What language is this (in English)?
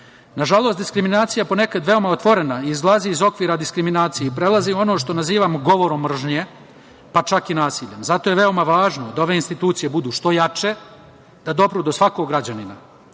Serbian